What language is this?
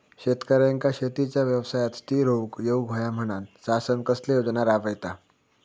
Marathi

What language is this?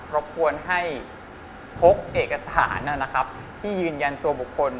Thai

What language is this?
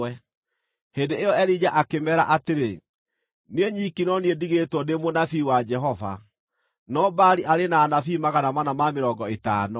Kikuyu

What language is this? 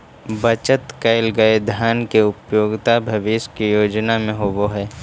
Magahi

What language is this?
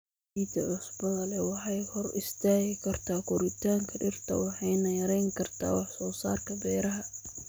Somali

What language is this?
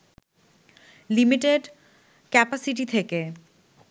Bangla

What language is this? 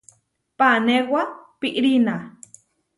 Huarijio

